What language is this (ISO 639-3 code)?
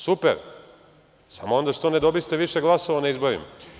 srp